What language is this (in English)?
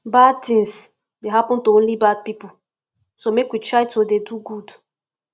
Nigerian Pidgin